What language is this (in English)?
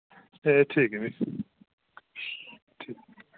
Dogri